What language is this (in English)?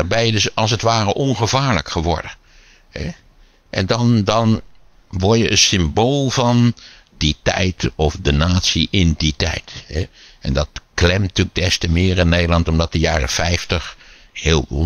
Dutch